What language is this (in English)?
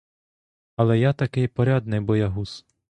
Ukrainian